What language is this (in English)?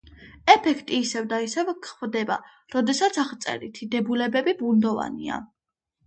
Georgian